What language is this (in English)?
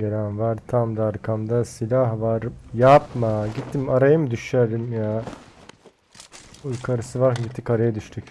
Turkish